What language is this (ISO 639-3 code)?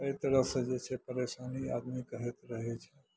mai